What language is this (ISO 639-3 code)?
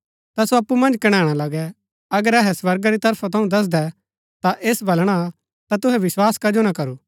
gbk